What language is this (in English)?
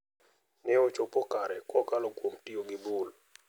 Luo (Kenya and Tanzania)